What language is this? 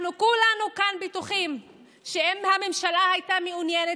Hebrew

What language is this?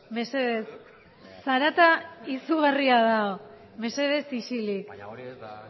Basque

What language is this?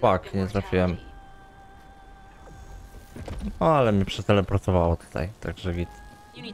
Polish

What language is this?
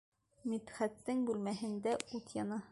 Bashkir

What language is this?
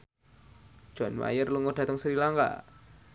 Javanese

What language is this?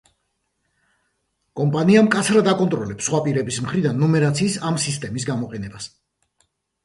Georgian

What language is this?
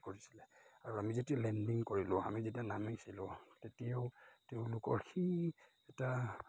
Assamese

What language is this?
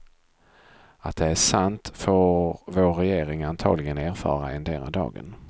Swedish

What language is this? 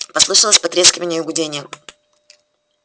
Russian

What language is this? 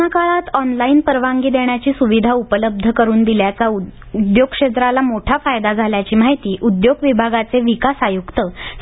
Marathi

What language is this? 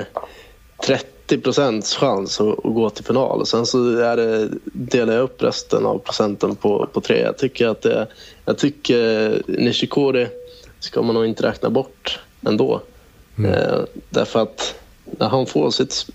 Swedish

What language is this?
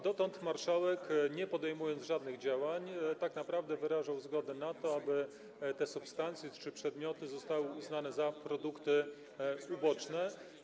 Polish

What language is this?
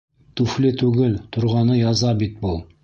Bashkir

